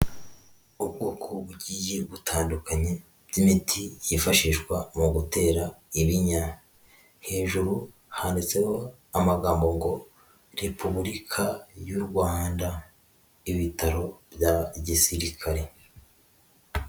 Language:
Kinyarwanda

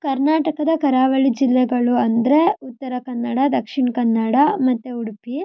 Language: Kannada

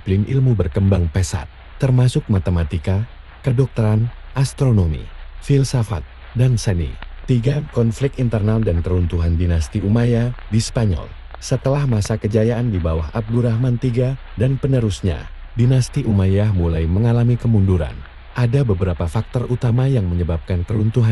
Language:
Indonesian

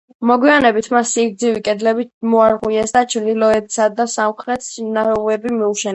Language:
Georgian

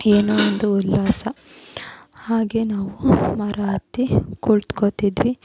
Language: Kannada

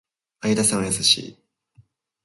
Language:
Japanese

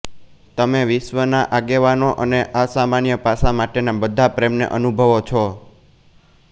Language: Gujarati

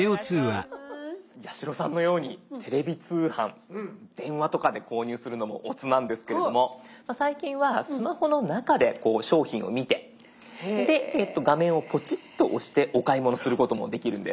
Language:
Japanese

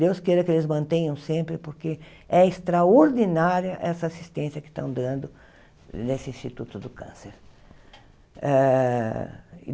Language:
Portuguese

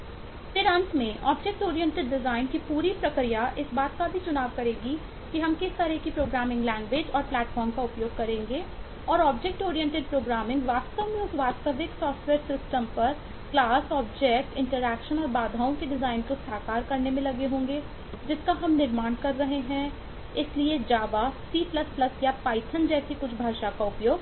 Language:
Hindi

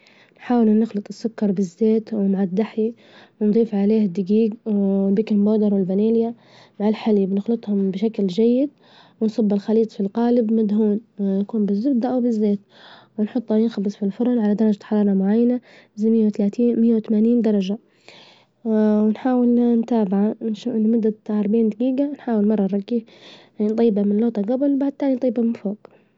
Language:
Libyan Arabic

